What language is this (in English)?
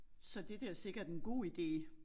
Danish